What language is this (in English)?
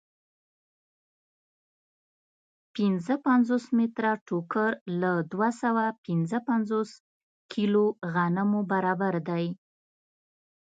Pashto